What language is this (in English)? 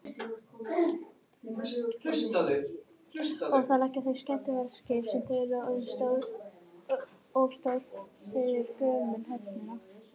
Icelandic